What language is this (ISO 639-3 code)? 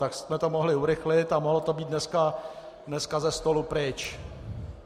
ces